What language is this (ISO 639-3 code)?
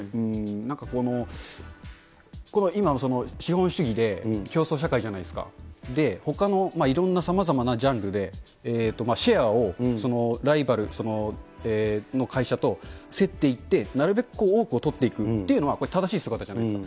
jpn